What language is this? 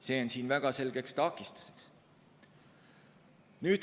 Estonian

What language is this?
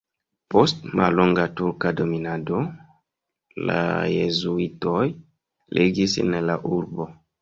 Esperanto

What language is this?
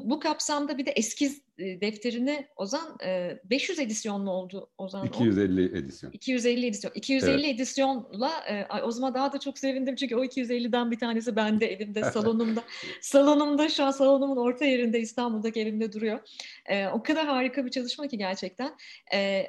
Turkish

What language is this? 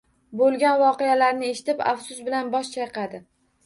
Uzbek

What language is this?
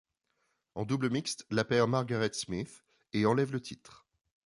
French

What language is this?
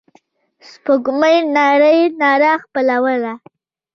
Pashto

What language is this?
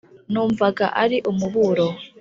Kinyarwanda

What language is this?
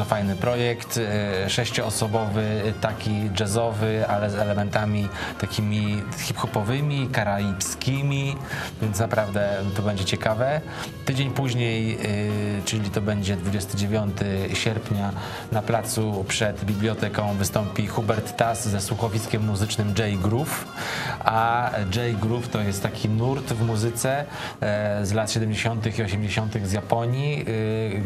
Polish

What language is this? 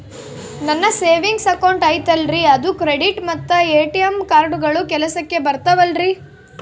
Kannada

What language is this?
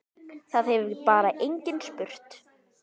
Icelandic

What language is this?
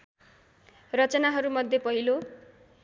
Nepali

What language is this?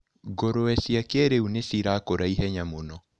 Kikuyu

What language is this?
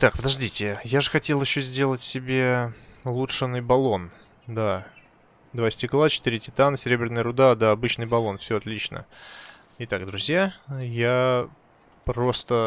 Russian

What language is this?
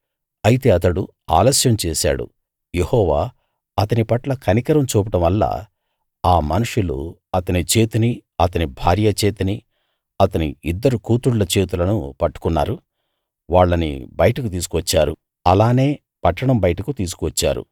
Telugu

